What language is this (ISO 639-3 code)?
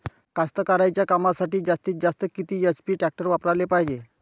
mar